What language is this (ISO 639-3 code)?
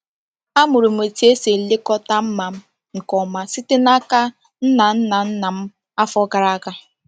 ibo